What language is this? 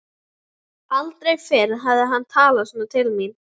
Icelandic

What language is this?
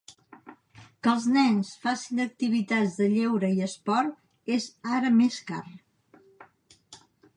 Catalan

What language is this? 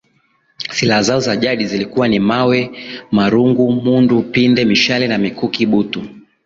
Swahili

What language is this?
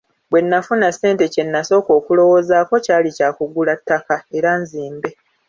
Ganda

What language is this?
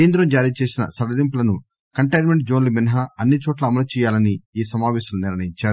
Telugu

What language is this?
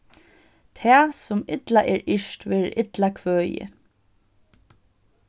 Faroese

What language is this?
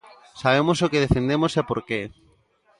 Galician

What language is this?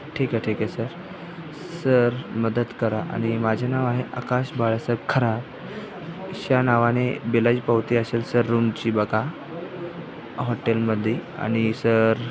Marathi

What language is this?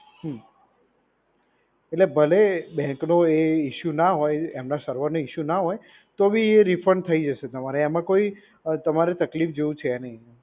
Gujarati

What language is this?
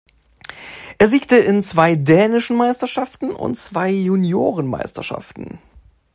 German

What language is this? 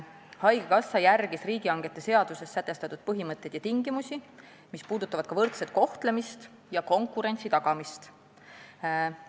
Estonian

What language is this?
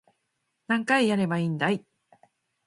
Japanese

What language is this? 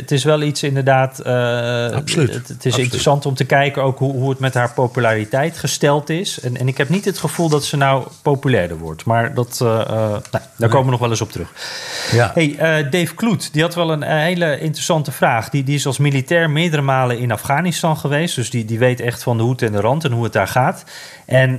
Dutch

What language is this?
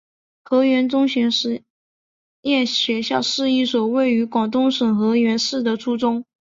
Chinese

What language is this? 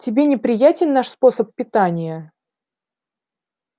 Russian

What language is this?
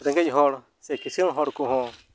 Santali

